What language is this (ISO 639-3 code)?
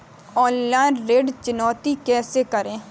hin